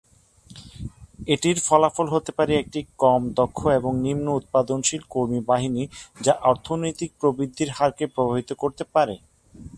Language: Bangla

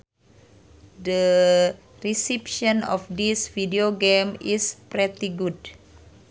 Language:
Sundanese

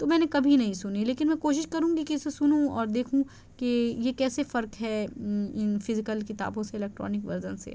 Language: Urdu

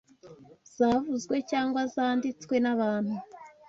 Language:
Kinyarwanda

